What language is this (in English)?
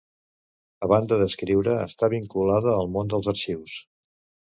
Catalan